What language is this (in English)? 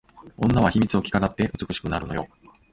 Japanese